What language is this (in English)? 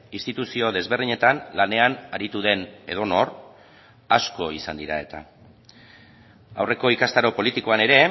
Basque